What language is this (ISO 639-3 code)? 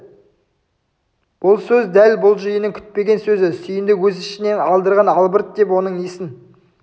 kaz